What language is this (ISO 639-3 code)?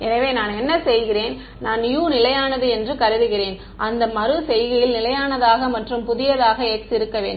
tam